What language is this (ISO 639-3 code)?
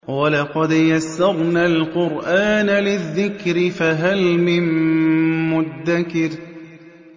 ara